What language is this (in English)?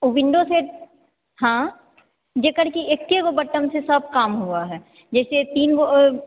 Maithili